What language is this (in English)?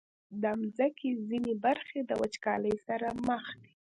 Pashto